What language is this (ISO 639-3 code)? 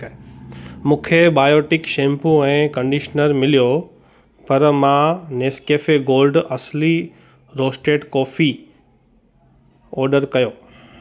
snd